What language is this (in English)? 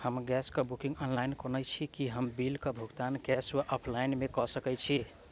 Maithili